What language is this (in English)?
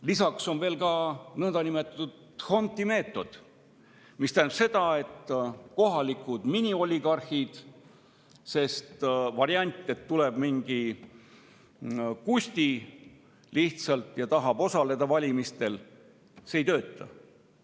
Estonian